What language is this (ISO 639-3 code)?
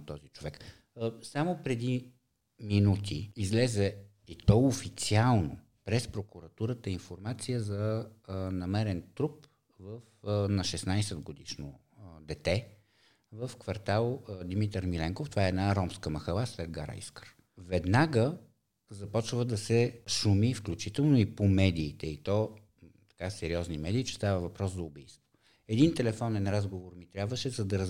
bul